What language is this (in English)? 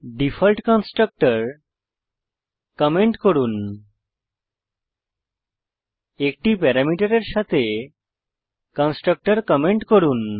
Bangla